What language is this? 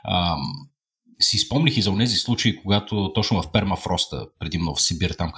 Bulgarian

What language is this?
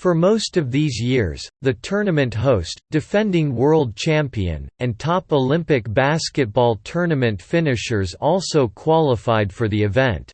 English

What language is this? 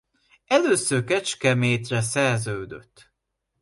Hungarian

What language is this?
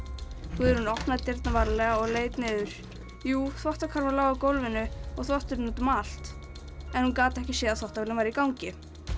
Icelandic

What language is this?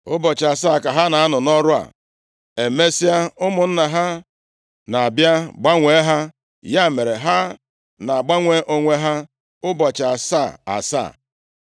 Igbo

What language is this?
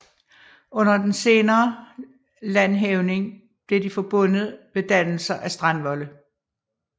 Danish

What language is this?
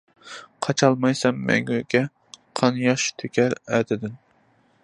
Uyghur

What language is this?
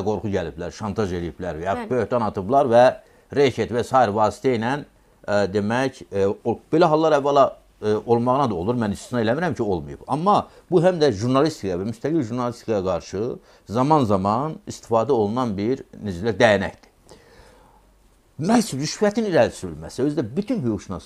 Turkish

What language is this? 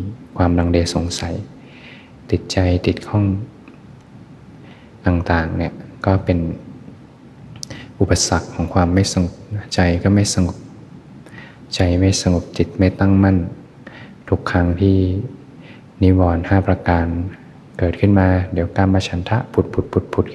Thai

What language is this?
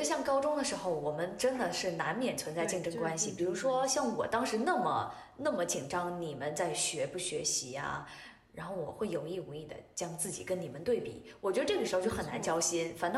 Chinese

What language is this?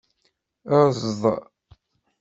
Kabyle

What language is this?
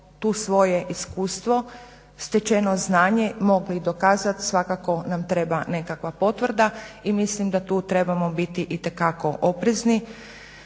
Croatian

